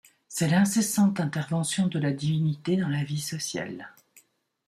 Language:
French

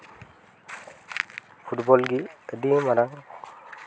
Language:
Santali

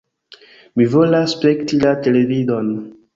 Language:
Esperanto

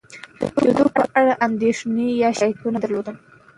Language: Pashto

